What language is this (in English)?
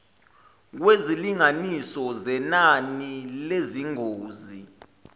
Zulu